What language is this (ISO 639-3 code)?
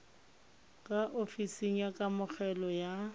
tsn